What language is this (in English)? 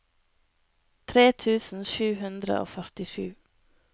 Norwegian